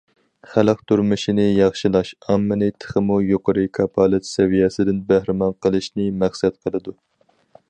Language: Uyghur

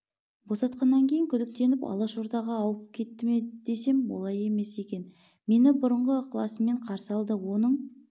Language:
Kazakh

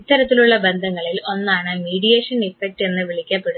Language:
Malayalam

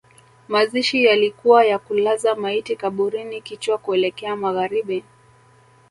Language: Swahili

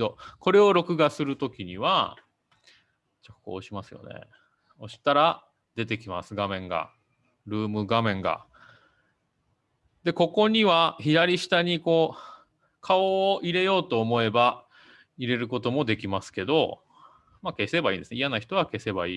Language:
Japanese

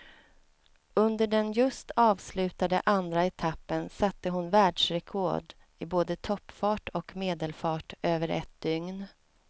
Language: Swedish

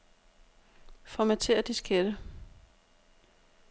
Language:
Danish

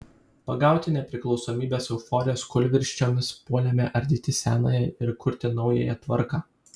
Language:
Lithuanian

